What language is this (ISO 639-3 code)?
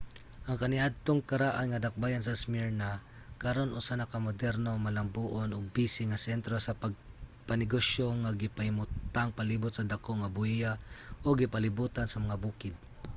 ceb